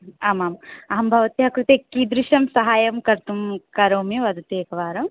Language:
Sanskrit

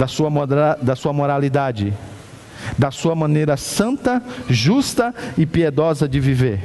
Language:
Portuguese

